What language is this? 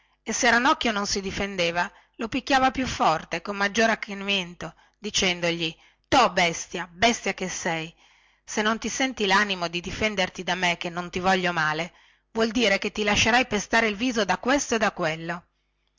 Italian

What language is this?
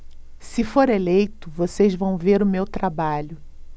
Portuguese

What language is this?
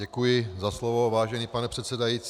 Czech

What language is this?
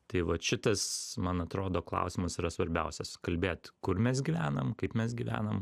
Lithuanian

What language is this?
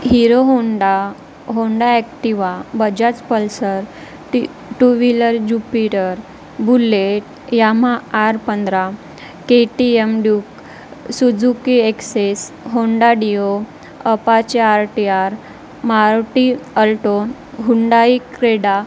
Marathi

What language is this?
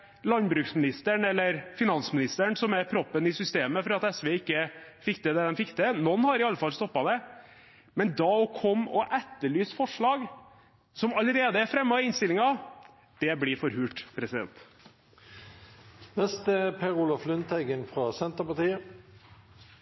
Norwegian Bokmål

